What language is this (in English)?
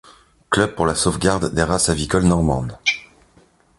French